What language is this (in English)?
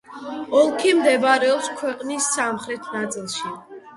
Georgian